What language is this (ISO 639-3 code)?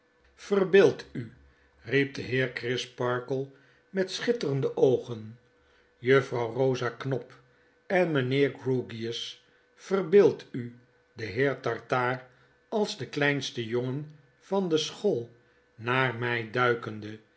nld